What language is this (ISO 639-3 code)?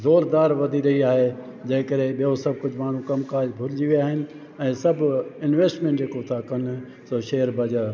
snd